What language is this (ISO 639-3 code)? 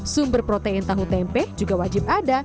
ind